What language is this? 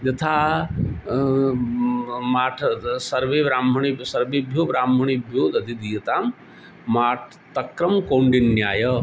Sanskrit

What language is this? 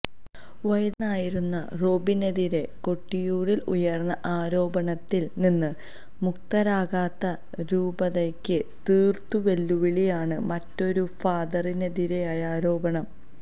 Malayalam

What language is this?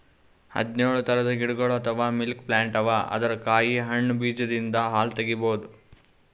Kannada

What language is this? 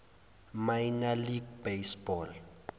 Zulu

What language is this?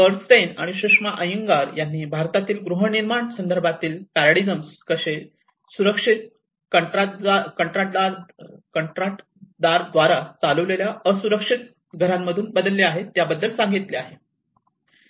Marathi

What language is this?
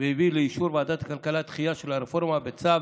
Hebrew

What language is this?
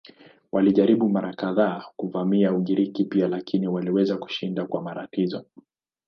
Swahili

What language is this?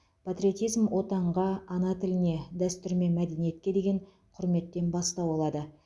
Kazakh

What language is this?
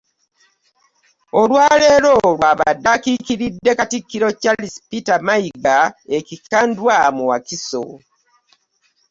Ganda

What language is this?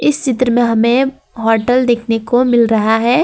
Hindi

